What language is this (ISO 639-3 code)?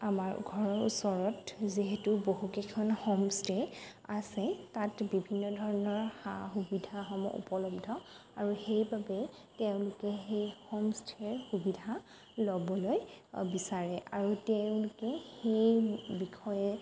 asm